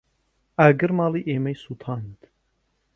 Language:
Central Kurdish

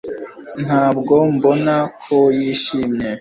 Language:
Kinyarwanda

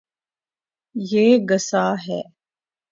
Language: Urdu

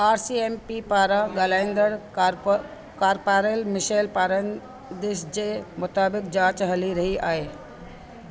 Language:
Sindhi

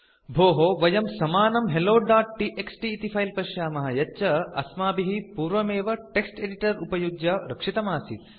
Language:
Sanskrit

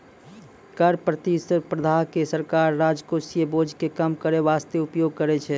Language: Maithili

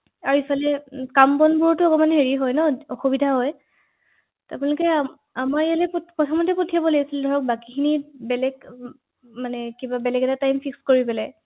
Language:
Assamese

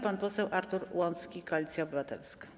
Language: Polish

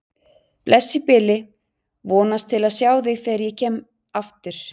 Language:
Icelandic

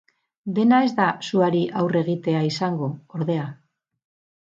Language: Basque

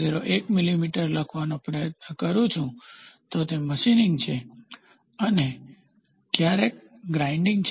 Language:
Gujarati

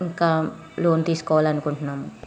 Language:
Telugu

